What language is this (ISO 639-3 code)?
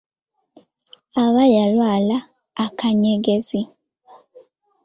lug